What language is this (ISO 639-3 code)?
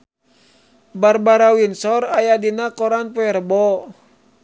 sun